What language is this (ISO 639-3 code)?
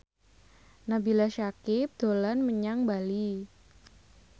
jav